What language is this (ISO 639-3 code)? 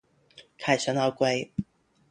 zho